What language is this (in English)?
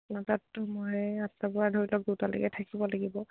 Assamese